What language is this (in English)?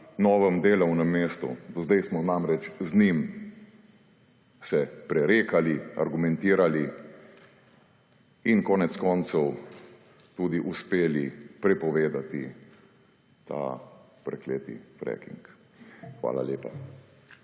Slovenian